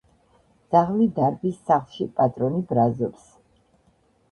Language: Georgian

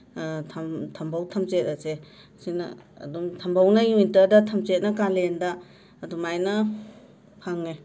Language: Manipuri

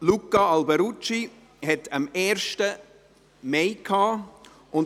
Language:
Swiss German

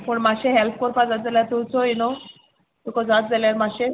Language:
Konkani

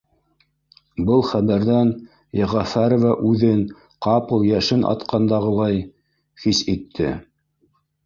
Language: Bashkir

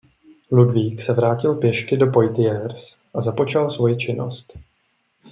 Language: Czech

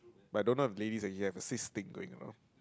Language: English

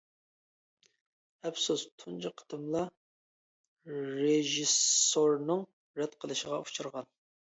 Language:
Uyghur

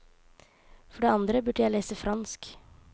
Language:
Norwegian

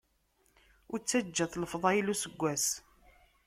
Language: Kabyle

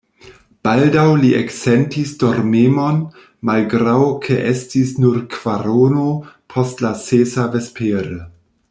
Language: Esperanto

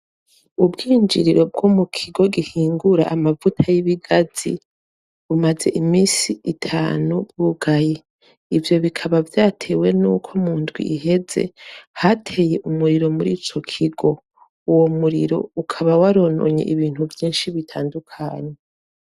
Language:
Rundi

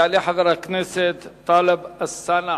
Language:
Hebrew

